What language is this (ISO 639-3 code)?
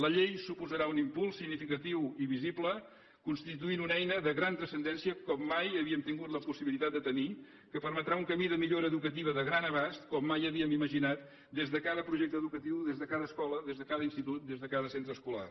cat